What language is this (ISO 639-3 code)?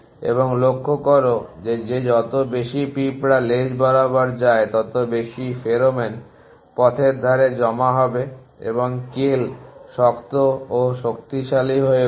ben